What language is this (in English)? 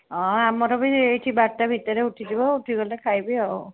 Odia